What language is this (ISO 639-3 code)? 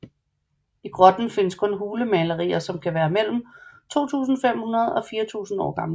dan